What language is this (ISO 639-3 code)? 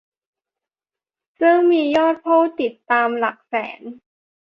tha